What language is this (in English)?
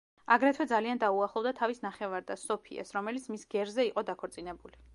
Georgian